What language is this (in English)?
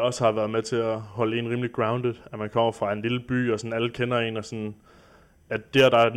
Danish